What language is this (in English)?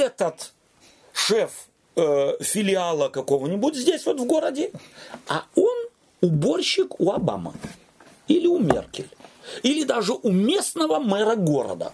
Russian